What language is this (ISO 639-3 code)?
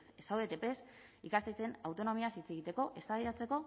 eus